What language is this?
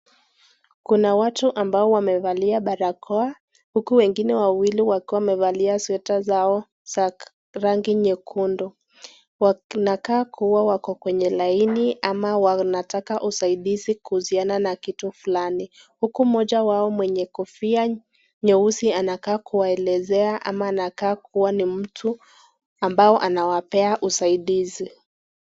Swahili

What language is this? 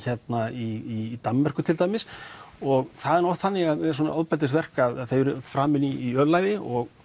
Icelandic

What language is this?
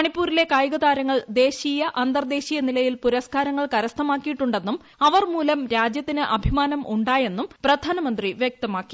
Malayalam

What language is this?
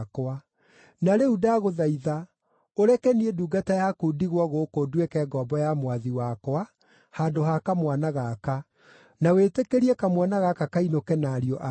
Kikuyu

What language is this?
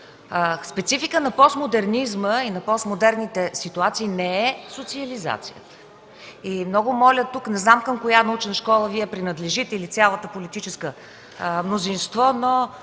Bulgarian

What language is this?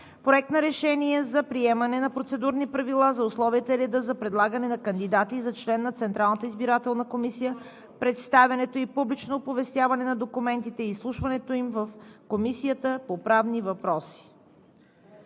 Bulgarian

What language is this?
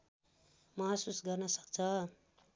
Nepali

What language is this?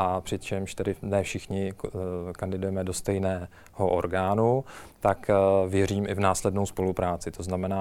Czech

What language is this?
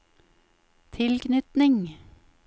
Norwegian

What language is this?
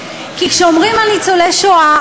Hebrew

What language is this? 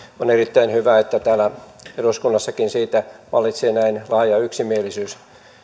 Finnish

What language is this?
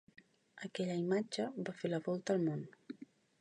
Catalan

